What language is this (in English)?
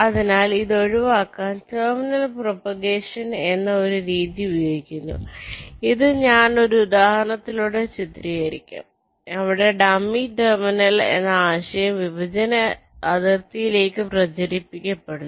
Malayalam